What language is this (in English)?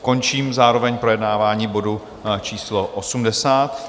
Czech